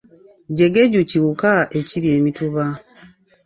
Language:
Ganda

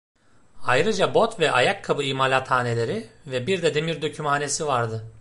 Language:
Turkish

